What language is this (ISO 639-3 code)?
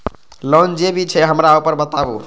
mai